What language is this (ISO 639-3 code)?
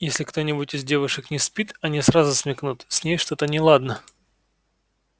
rus